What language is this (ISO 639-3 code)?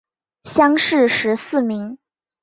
zho